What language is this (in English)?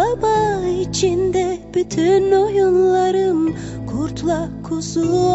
Turkish